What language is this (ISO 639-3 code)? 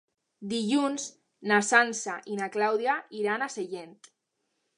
cat